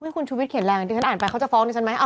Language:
Thai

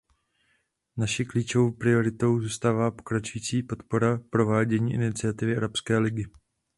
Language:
Czech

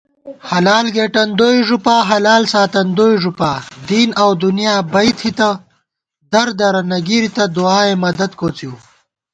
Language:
Gawar-Bati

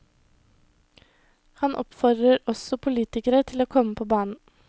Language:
Norwegian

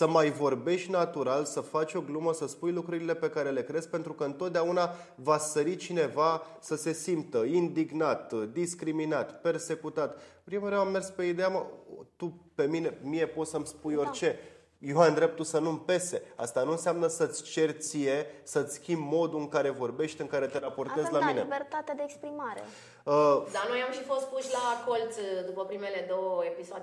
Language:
Romanian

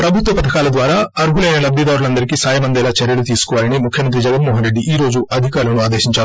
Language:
Telugu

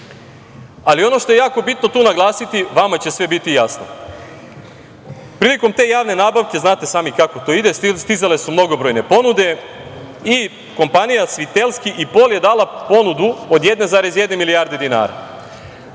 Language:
Serbian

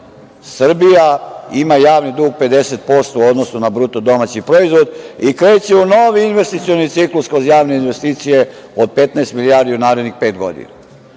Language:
Serbian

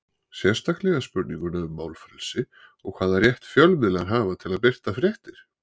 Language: Icelandic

